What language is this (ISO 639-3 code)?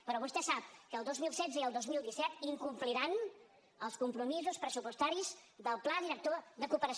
cat